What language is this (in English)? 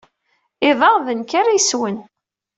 Kabyle